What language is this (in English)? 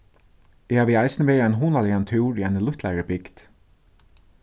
Faroese